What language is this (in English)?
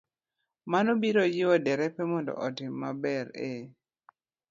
Luo (Kenya and Tanzania)